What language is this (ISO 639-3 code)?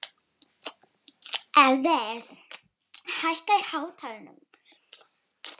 isl